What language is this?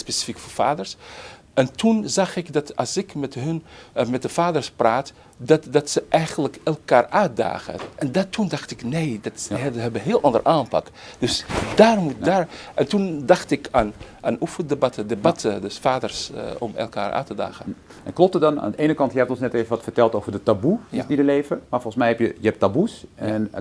Dutch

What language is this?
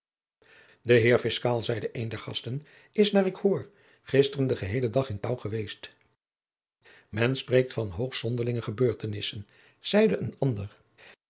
Dutch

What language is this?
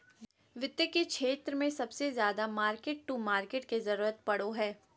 Magahi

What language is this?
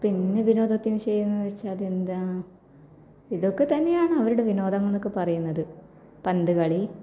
Malayalam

